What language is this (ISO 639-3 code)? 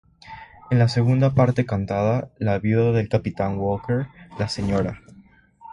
spa